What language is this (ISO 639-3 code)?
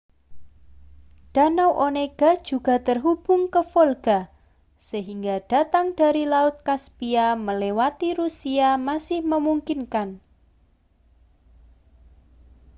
ind